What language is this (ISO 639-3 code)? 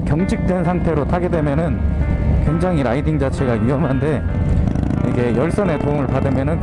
kor